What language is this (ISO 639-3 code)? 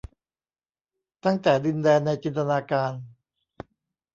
tha